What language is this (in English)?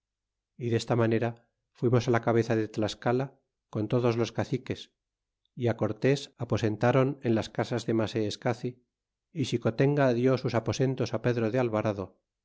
Spanish